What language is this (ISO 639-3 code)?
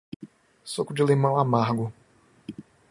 por